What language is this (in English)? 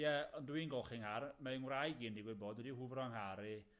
Welsh